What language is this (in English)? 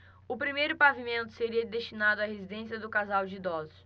Portuguese